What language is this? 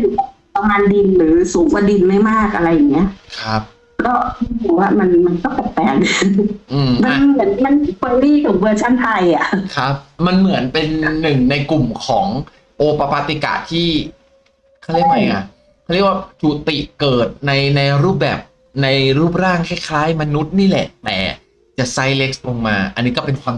Thai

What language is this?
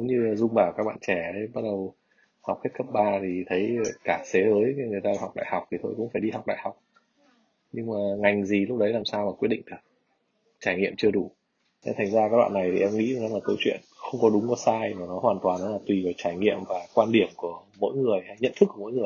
Vietnamese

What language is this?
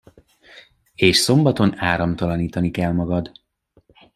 Hungarian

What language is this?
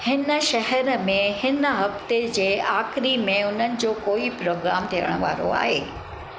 Sindhi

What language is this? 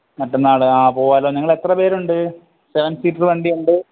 Malayalam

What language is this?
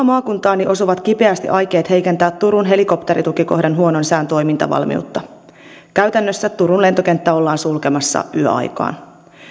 Finnish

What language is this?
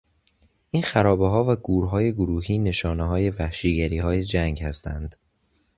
Persian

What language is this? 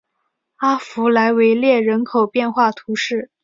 Chinese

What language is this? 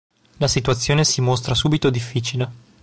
Italian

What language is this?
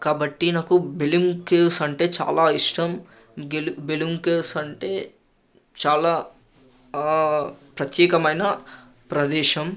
Telugu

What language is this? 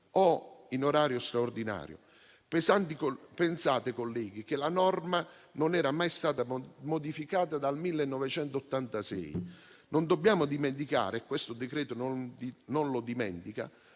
Italian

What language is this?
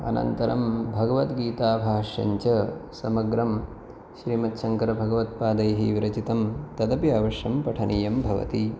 Sanskrit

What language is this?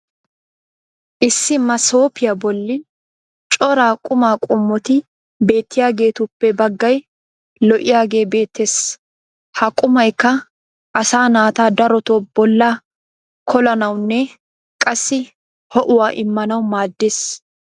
Wolaytta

